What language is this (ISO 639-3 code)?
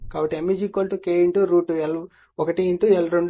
tel